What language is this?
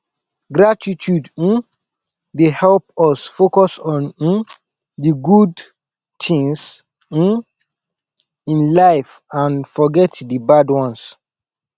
Nigerian Pidgin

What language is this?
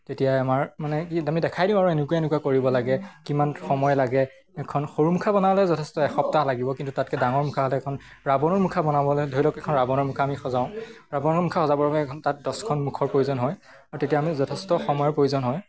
Assamese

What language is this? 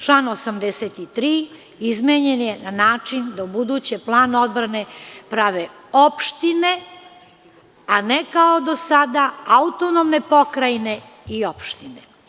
Serbian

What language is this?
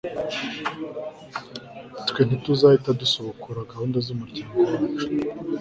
Kinyarwanda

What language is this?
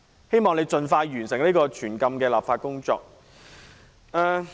Cantonese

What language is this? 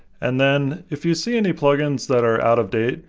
English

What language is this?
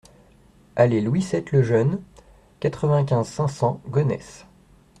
French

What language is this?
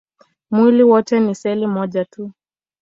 Swahili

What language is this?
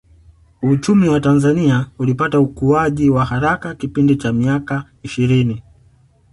Swahili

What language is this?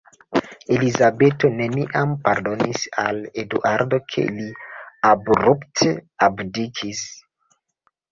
Esperanto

